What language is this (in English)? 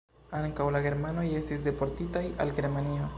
Esperanto